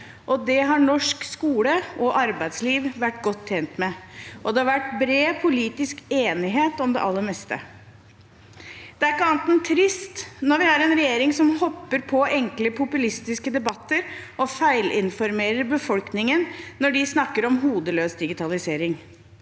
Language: Norwegian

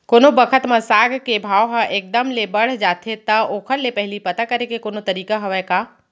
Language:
Chhattisgarhi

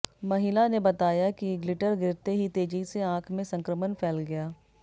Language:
Hindi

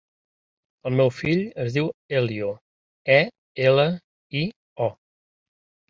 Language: Catalan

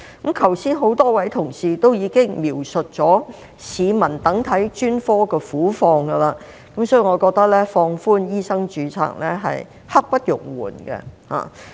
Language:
Cantonese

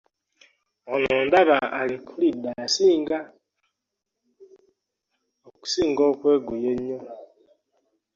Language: Ganda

